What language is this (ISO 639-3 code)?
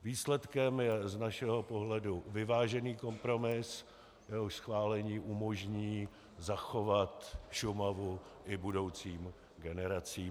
ces